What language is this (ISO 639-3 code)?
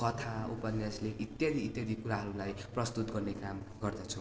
nep